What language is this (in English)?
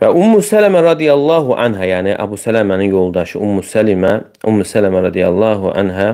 Turkish